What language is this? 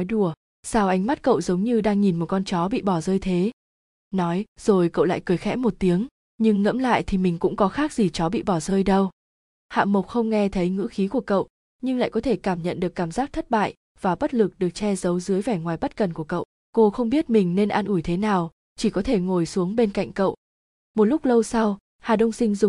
Vietnamese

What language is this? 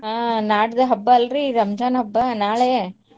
Kannada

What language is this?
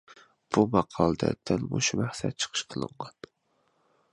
Uyghur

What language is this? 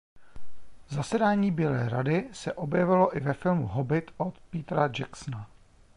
Czech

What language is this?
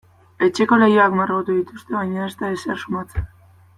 Basque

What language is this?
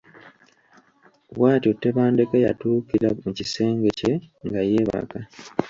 Ganda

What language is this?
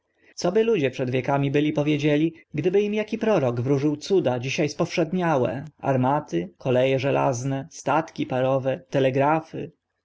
Polish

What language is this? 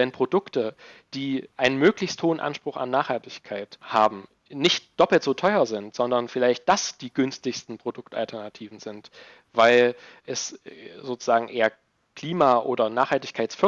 German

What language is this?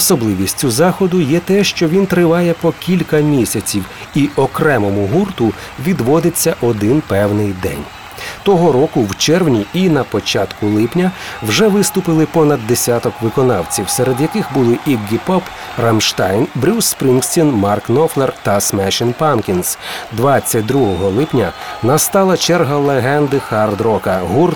Ukrainian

